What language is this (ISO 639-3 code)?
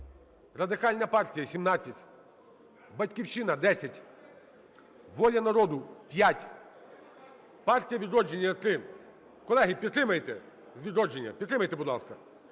ukr